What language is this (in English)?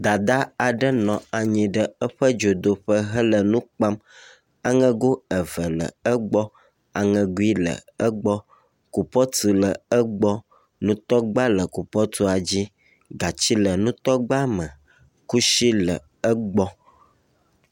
Ewe